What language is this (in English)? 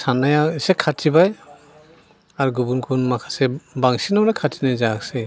Bodo